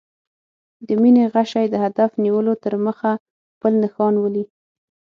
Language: Pashto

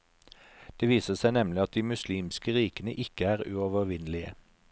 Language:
Norwegian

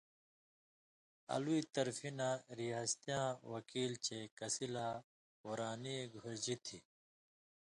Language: Indus Kohistani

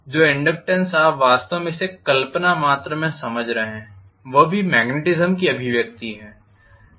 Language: Hindi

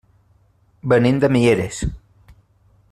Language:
Catalan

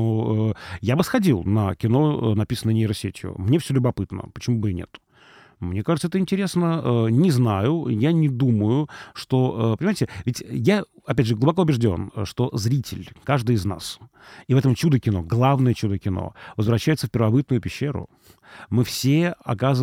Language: Russian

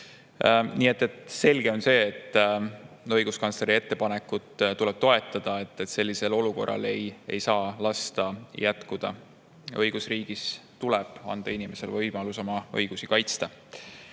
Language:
Estonian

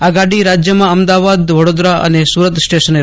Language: Gujarati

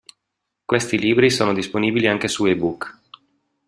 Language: Italian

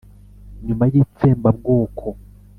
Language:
Kinyarwanda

